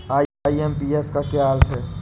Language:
Hindi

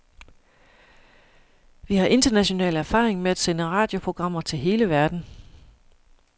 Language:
Danish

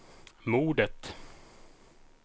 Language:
Swedish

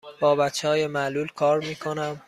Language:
Persian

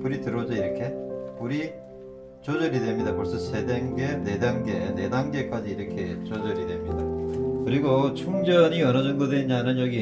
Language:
Korean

